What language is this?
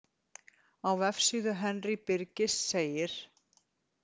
Icelandic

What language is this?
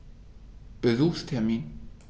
German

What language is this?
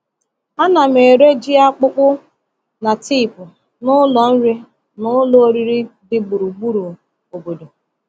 Igbo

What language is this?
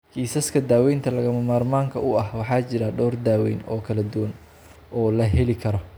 Somali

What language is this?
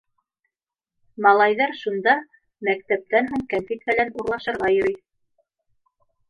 Bashkir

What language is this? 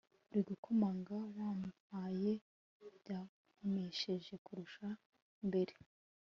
Kinyarwanda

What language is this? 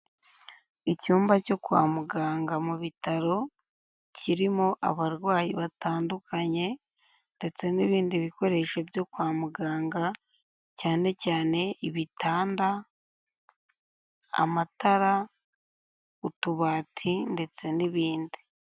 Kinyarwanda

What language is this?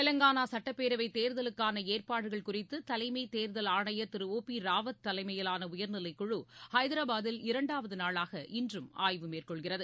Tamil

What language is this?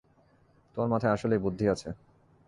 Bangla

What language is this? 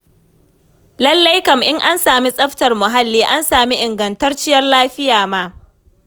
Hausa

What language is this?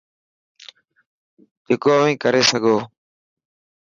Dhatki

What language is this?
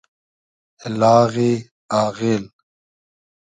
Hazaragi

